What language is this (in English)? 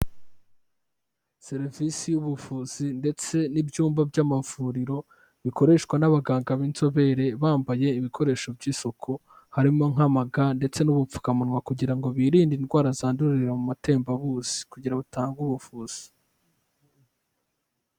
Kinyarwanda